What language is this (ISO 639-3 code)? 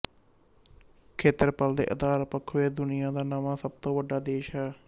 pan